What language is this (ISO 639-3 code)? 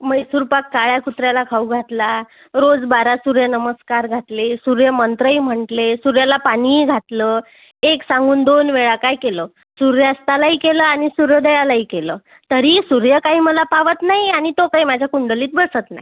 mar